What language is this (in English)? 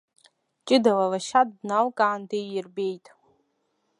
Abkhazian